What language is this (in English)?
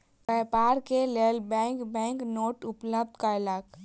Maithili